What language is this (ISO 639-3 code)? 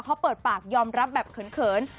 tha